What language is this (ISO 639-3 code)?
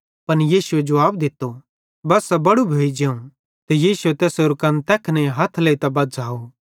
bhd